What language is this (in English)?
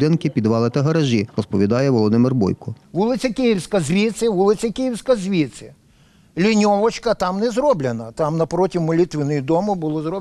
Ukrainian